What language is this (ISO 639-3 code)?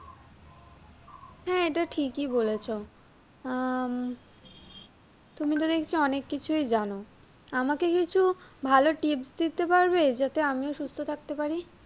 ben